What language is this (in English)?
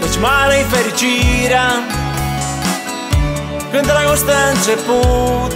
Romanian